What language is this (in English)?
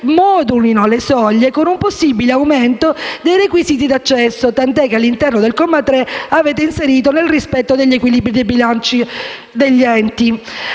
Italian